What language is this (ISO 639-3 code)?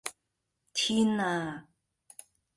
yue